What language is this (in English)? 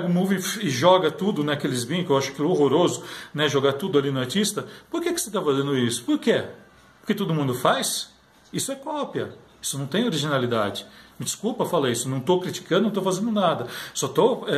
Portuguese